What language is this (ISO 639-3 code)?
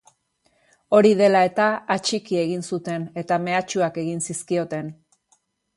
eus